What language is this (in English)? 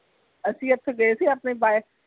Punjabi